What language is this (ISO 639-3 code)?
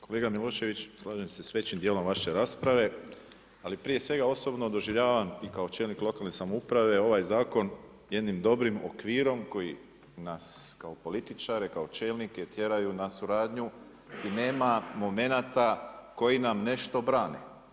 hrv